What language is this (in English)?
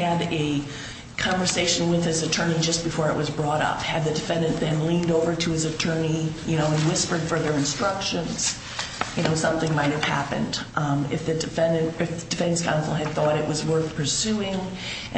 English